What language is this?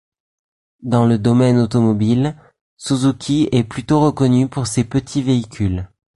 French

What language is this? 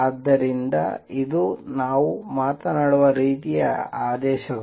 Kannada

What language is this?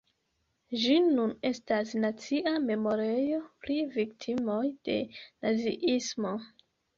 Esperanto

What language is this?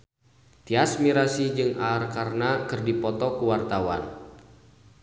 Sundanese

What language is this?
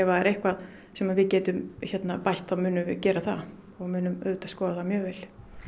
Icelandic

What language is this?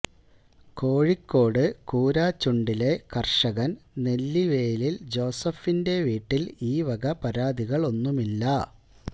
Malayalam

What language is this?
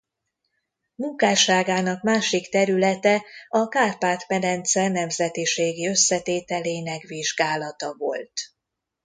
Hungarian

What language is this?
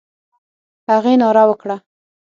Pashto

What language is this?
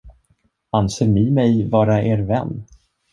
Swedish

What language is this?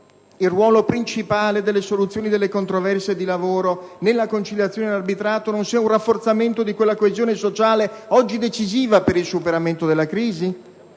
Italian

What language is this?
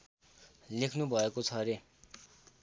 Nepali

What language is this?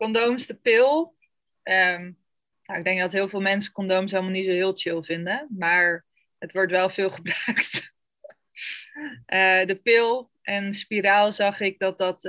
Dutch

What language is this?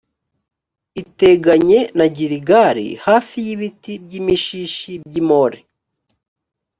Kinyarwanda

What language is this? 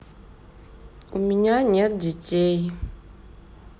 Russian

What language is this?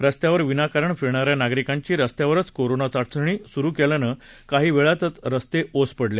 Marathi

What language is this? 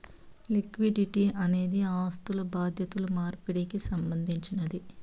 Telugu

